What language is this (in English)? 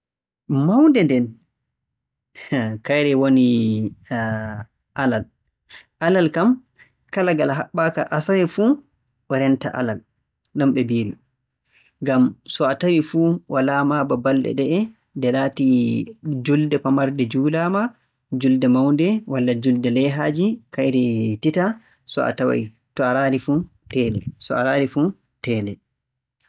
Borgu Fulfulde